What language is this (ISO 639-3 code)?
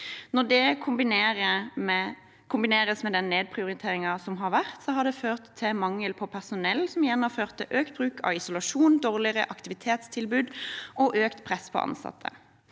nor